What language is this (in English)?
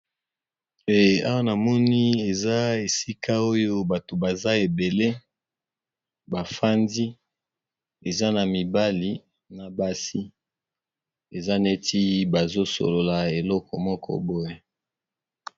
Lingala